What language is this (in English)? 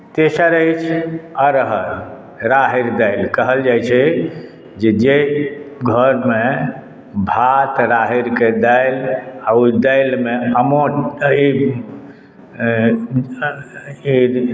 Maithili